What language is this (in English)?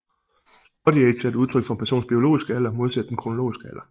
Danish